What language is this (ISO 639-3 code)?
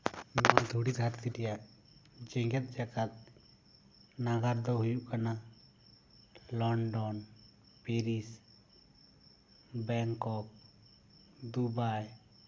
sat